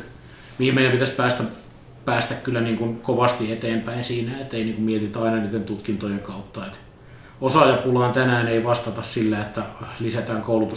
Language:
Finnish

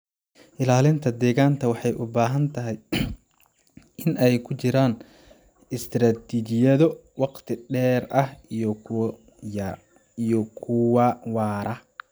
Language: Somali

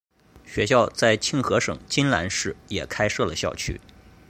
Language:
Chinese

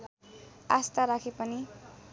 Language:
Nepali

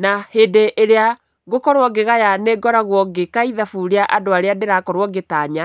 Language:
Kikuyu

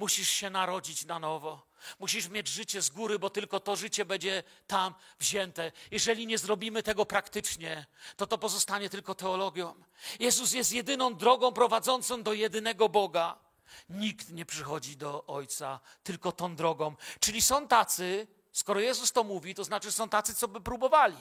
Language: Polish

